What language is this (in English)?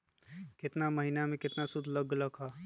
Magahi